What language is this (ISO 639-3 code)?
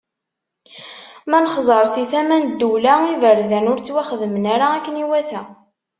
kab